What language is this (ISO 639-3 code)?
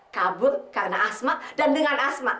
ind